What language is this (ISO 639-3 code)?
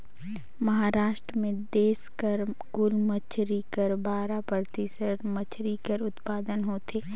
hne